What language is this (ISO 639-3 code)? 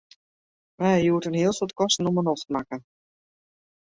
fry